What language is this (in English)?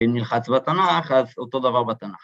Hebrew